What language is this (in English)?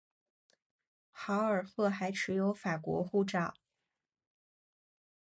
Chinese